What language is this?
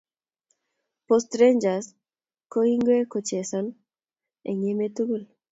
Kalenjin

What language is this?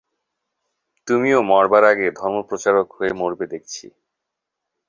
Bangla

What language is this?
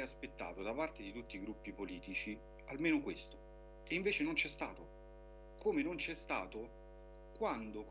Italian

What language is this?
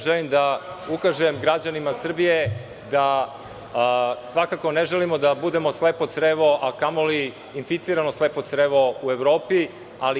Serbian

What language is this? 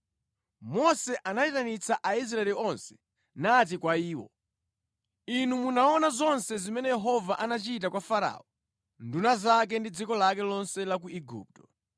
Nyanja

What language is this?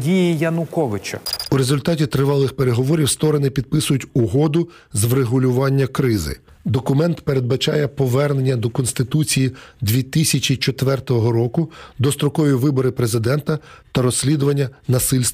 Ukrainian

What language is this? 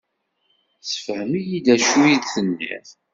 Kabyle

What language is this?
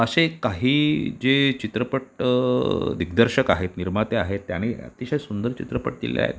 Marathi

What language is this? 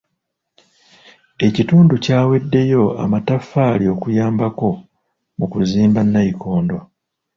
Ganda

